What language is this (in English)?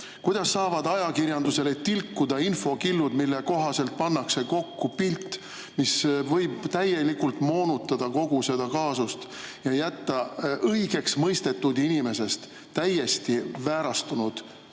Estonian